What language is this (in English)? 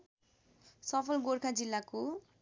Nepali